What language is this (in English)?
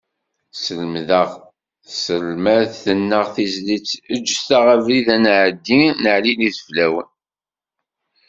Kabyle